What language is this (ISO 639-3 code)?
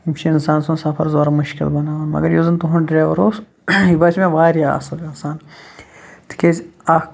kas